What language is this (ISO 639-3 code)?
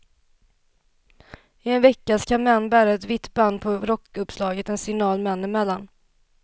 swe